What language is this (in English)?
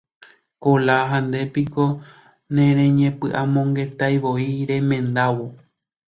Guarani